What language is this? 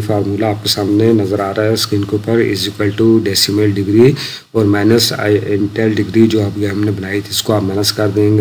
Hindi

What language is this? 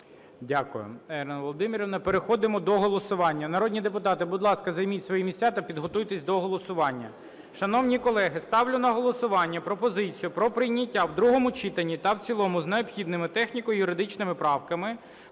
Ukrainian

